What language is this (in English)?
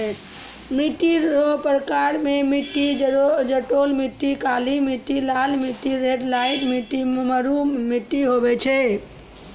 Maithili